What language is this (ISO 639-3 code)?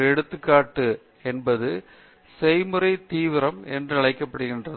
tam